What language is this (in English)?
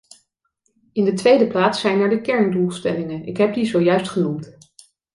Dutch